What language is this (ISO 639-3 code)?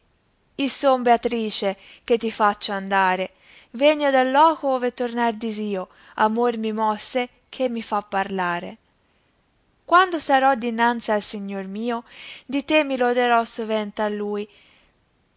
ita